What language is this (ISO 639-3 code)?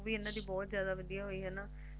pan